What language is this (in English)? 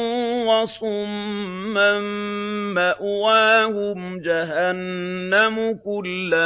Arabic